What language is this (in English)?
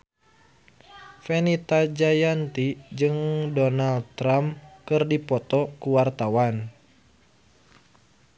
Sundanese